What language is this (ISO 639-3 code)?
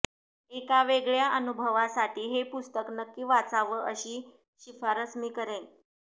mar